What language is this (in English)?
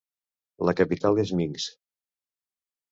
Catalan